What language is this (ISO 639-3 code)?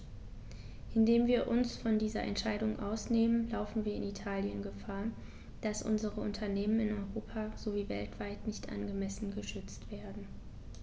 deu